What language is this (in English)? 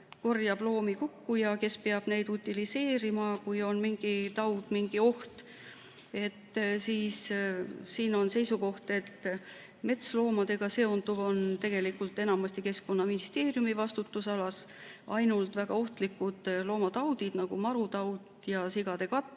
Estonian